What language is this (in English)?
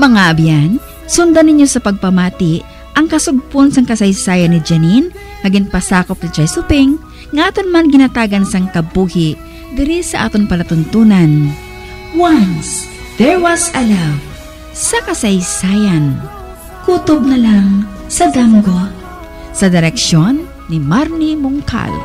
Filipino